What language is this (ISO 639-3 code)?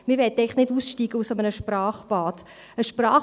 gsw